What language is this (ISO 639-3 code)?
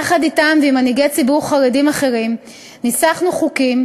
heb